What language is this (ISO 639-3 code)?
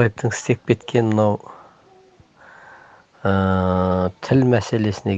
tur